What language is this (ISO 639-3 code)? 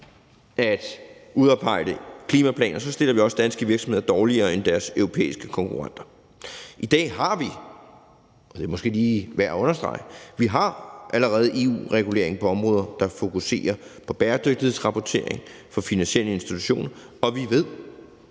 dan